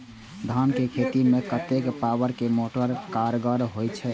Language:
Maithili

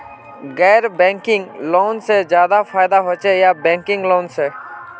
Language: Magahi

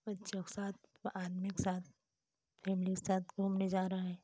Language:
Hindi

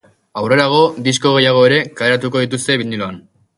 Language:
Basque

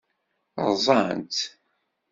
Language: Kabyle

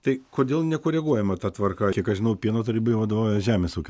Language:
Lithuanian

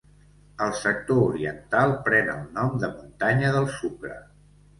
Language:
Catalan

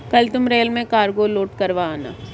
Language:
Hindi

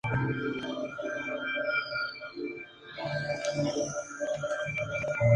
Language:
Spanish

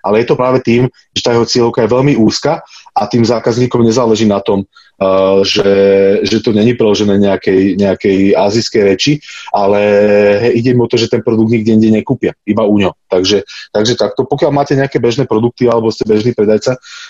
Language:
Slovak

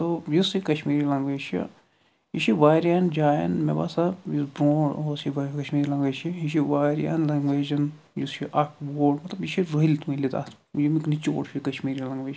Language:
Kashmiri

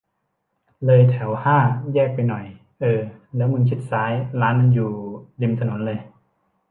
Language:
Thai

